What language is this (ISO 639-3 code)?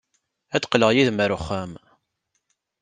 kab